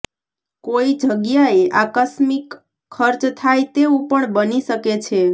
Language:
Gujarati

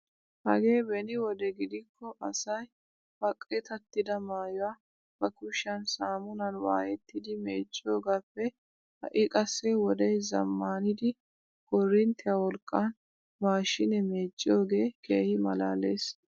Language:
Wolaytta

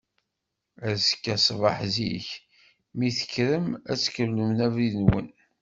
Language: Kabyle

